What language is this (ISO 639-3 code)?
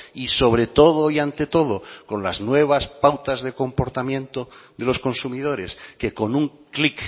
spa